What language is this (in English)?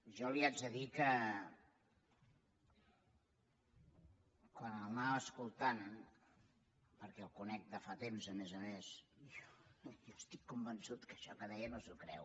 Catalan